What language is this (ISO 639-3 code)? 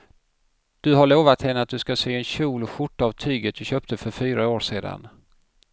swe